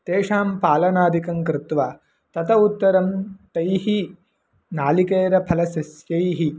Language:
Sanskrit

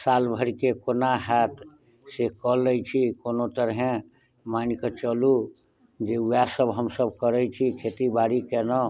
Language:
Maithili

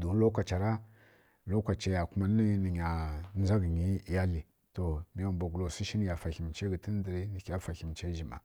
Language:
Kirya-Konzəl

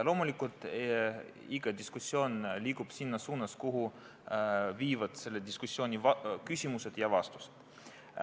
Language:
Estonian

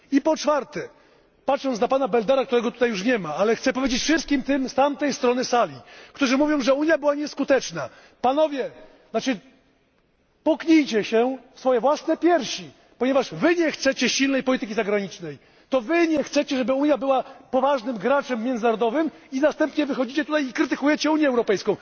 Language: Polish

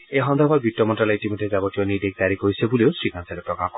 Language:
Assamese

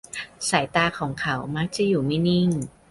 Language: Thai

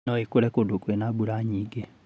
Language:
Kikuyu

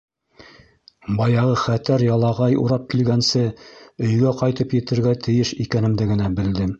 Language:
Bashkir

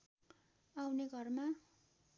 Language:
Nepali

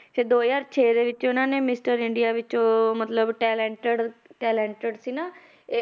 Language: Punjabi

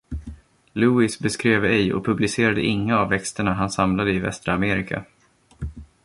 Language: Swedish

